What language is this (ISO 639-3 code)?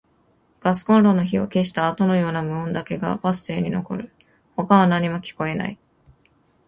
jpn